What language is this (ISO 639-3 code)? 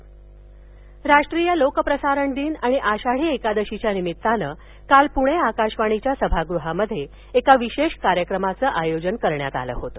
mar